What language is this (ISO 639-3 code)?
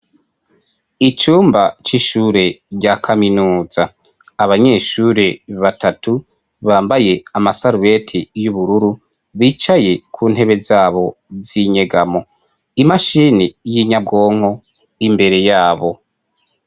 run